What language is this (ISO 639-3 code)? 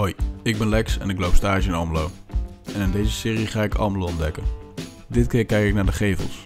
nld